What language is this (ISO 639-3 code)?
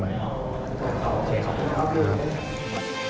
tha